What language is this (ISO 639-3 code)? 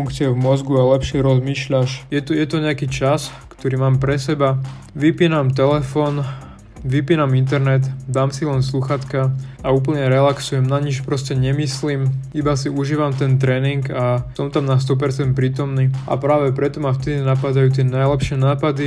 slk